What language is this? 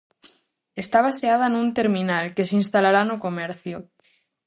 Galician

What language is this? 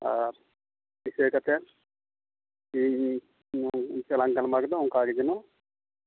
Santali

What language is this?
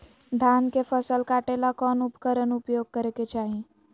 Magahi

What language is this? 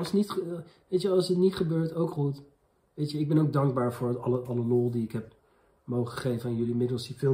Dutch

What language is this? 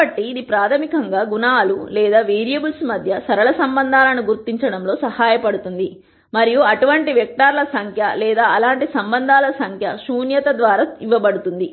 Telugu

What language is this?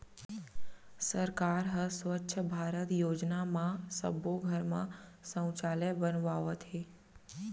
Chhattisgarhi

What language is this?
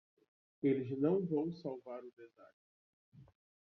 Portuguese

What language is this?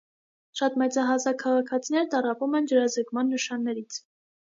Armenian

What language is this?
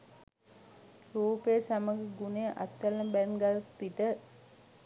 Sinhala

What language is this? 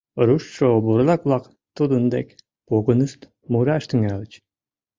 Mari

